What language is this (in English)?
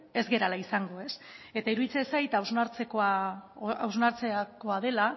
Basque